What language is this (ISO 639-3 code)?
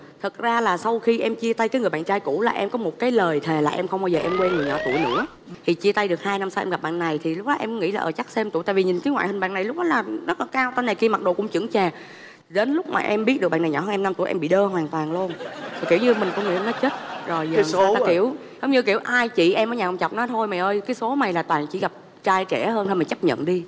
vie